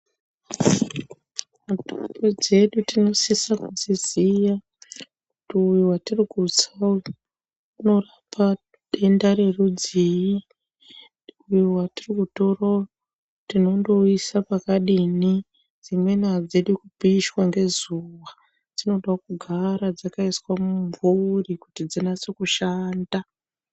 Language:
Ndau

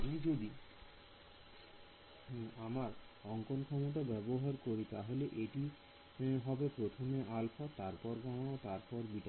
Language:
Bangla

